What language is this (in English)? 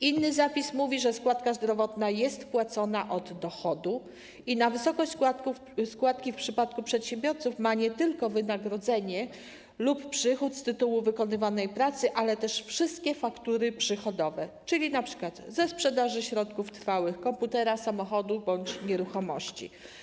Polish